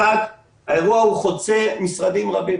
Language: Hebrew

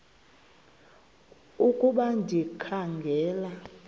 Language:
Xhosa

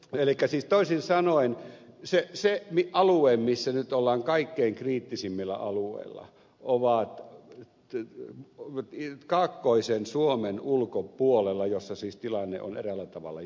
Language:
Finnish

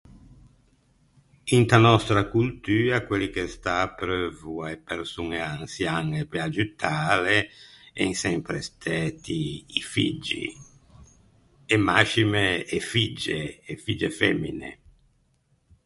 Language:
Ligurian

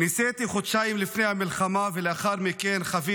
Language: Hebrew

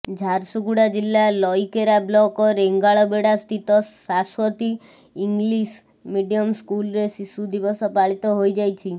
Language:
Odia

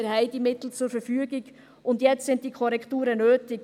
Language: Swiss German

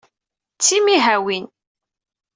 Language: Kabyle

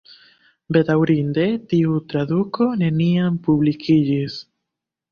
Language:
Esperanto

